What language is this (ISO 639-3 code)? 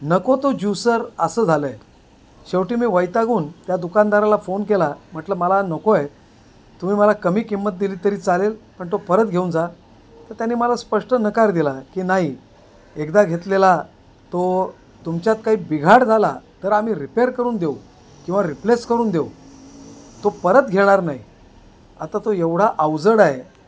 mar